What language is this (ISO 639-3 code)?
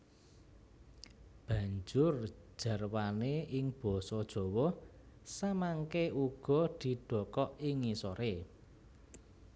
jav